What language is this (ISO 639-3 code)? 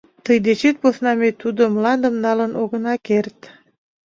chm